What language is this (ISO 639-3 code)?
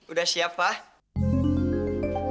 ind